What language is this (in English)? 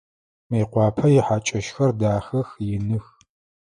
Adyghe